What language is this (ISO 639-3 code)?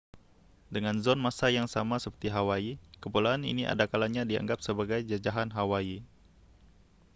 msa